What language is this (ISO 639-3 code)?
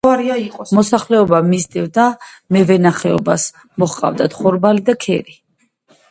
kat